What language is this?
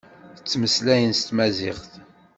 Kabyle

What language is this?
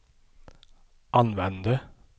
Swedish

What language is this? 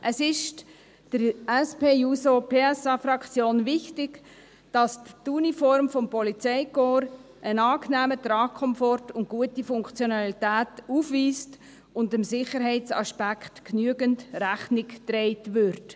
Swiss German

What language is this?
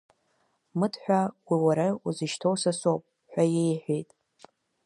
Abkhazian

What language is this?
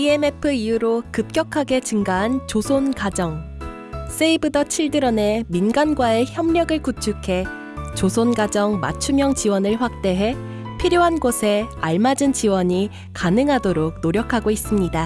Korean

